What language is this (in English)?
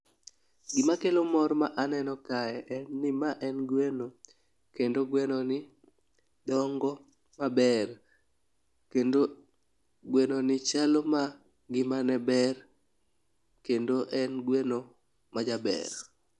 Luo (Kenya and Tanzania)